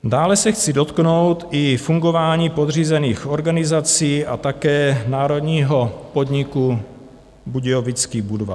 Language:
Czech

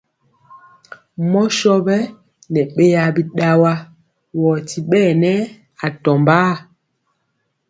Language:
Mpiemo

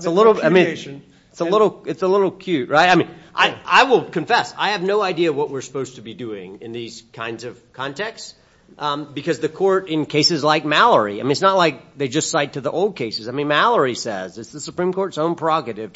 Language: English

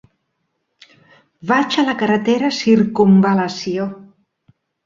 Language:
Catalan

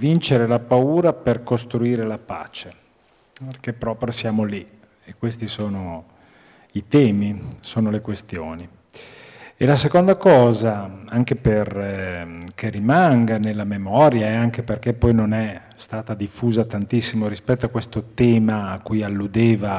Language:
Italian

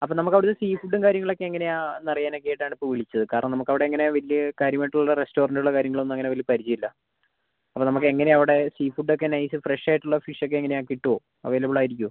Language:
Malayalam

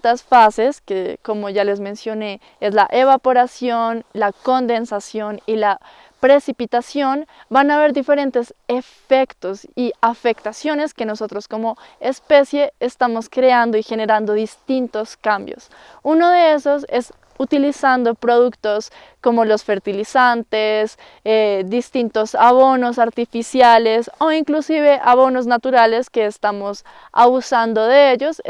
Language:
Spanish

